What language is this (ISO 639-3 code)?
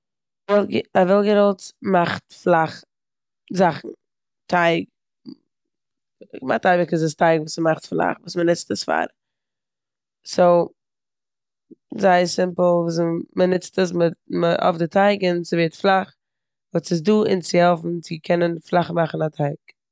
yid